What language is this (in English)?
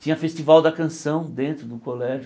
Portuguese